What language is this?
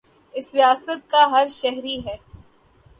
Urdu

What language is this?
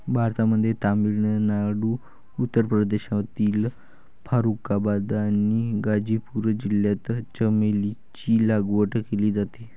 Marathi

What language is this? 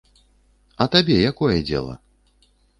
Belarusian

